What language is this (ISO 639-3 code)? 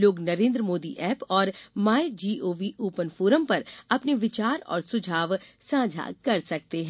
hin